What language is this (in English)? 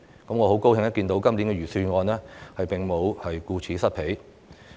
Cantonese